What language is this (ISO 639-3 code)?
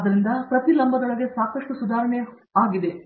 kan